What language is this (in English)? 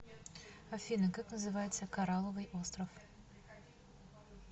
Russian